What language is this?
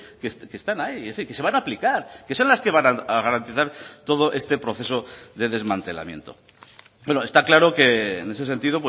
Spanish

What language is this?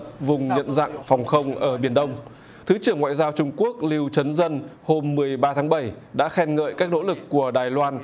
Vietnamese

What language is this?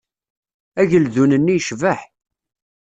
Kabyle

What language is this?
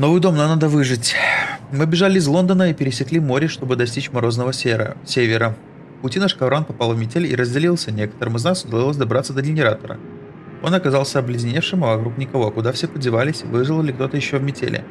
Russian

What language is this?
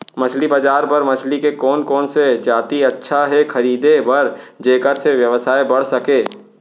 Chhattisgarhi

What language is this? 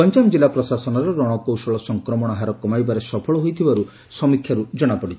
Odia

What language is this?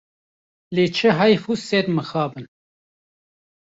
Kurdish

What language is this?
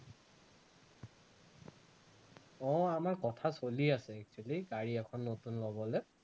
Assamese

